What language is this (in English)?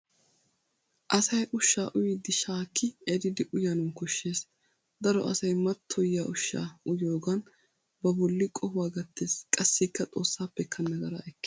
Wolaytta